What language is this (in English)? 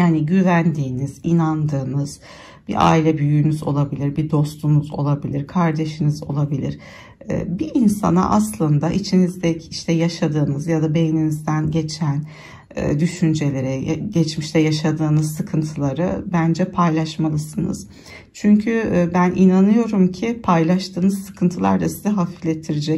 Turkish